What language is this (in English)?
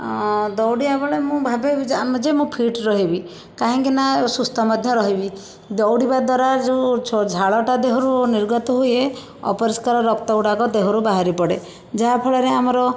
Odia